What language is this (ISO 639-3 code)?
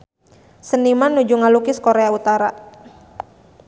sun